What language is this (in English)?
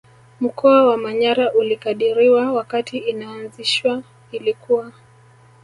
Swahili